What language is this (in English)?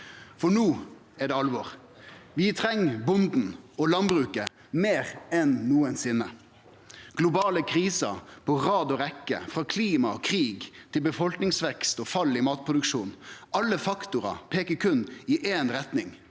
Norwegian